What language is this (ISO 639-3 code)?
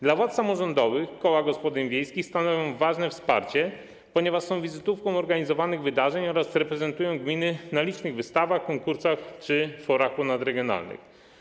pol